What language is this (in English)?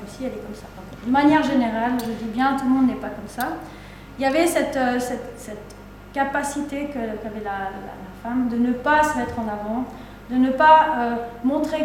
French